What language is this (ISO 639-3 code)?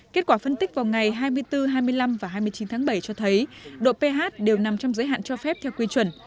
vie